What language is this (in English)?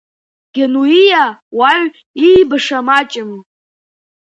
Abkhazian